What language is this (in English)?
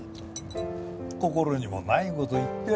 Japanese